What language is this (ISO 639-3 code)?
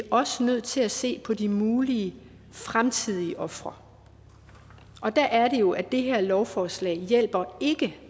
dan